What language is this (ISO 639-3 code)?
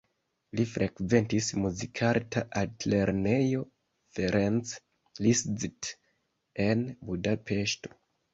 epo